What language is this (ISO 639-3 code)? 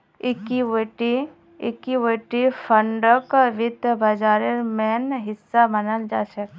mag